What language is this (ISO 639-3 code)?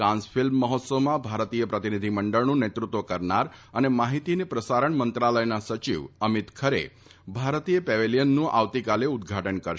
guj